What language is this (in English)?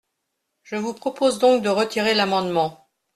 French